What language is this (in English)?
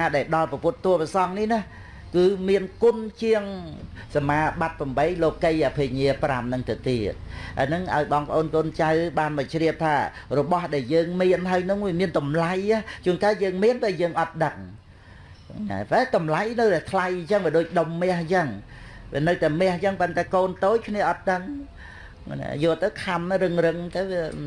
Vietnamese